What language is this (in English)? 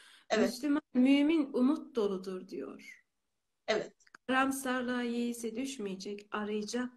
Turkish